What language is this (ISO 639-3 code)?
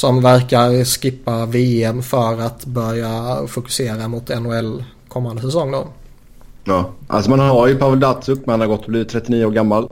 swe